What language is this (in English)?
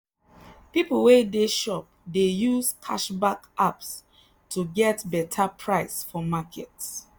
Nigerian Pidgin